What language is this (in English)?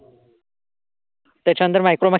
Marathi